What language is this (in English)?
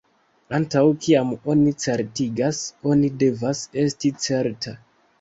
Esperanto